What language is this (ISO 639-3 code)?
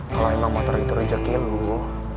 ind